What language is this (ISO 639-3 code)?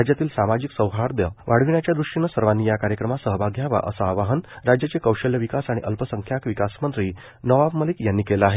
mar